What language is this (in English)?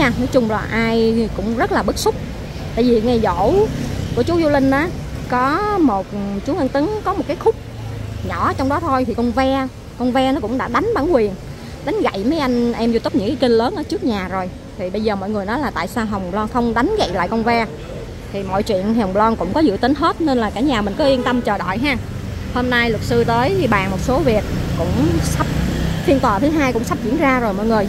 Vietnamese